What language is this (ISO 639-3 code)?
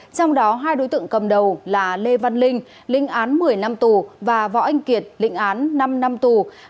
vie